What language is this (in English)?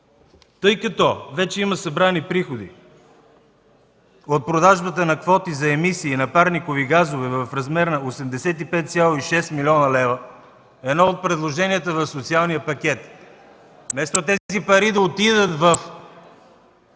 Bulgarian